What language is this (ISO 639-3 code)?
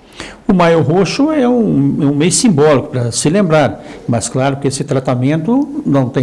por